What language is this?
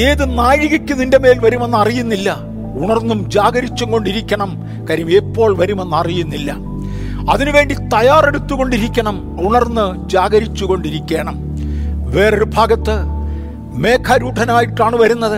Malayalam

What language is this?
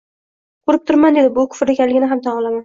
Uzbek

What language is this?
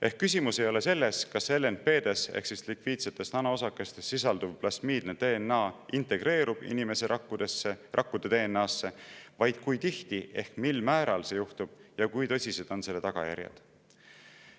Estonian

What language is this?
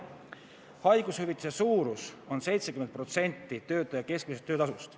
Estonian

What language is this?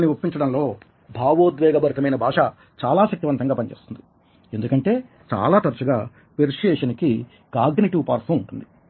Telugu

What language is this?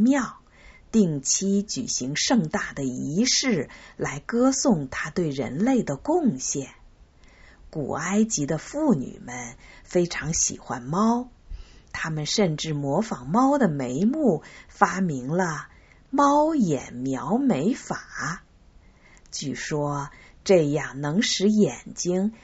Chinese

